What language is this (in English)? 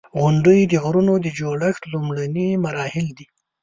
Pashto